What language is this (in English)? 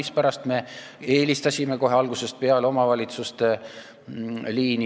Estonian